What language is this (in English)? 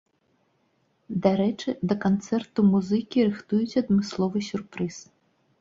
Belarusian